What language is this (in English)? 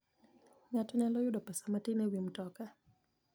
Luo (Kenya and Tanzania)